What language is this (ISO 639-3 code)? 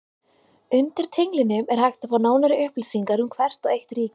isl